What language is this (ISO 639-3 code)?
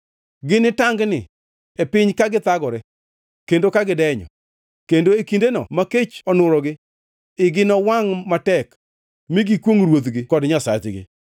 luo